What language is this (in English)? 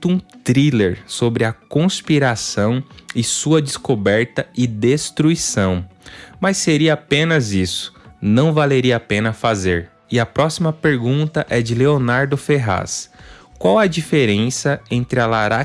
Portuguese